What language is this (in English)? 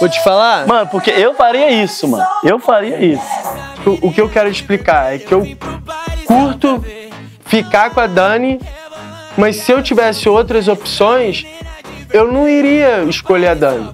Portuguese